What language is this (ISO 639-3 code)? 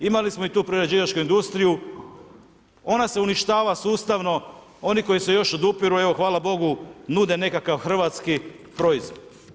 hrv